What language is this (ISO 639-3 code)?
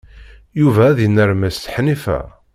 kab